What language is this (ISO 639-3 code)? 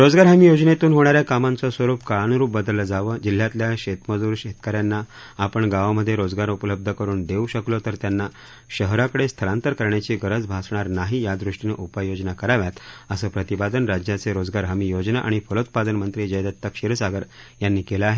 mar